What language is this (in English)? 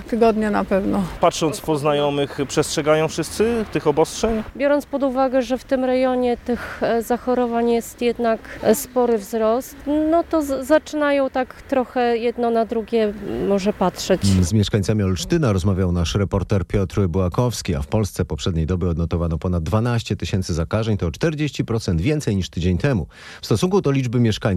Polish